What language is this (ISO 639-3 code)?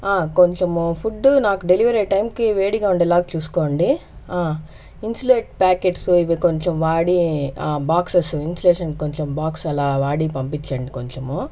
tel